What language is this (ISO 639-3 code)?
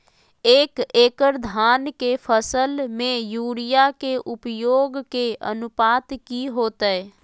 mag